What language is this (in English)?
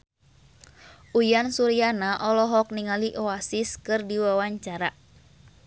Sundanese